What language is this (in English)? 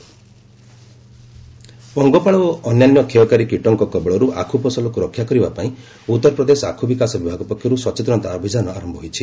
Odia